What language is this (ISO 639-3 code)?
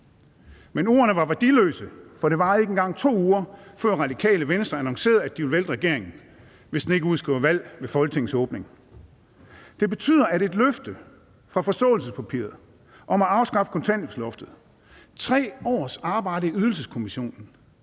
dan